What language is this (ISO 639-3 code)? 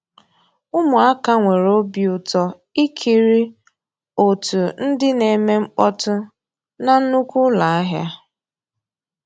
ibo